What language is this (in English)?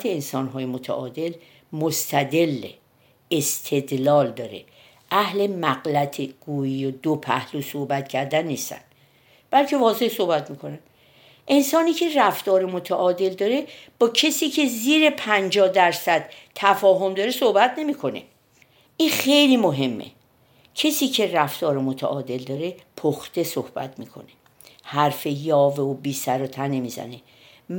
Persian